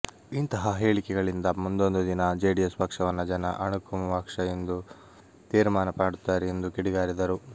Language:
Kannada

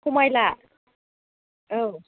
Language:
Bodo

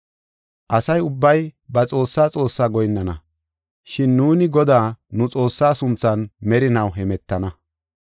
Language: Gofa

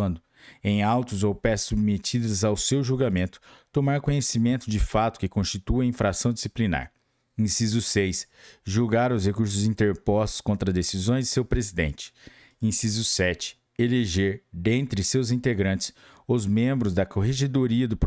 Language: Portuguese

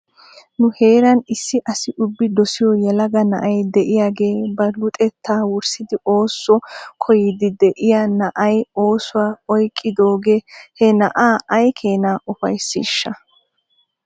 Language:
Wolaytta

